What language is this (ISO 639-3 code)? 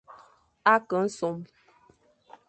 fan